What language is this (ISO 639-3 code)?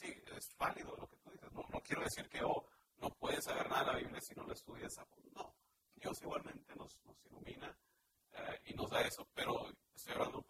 spa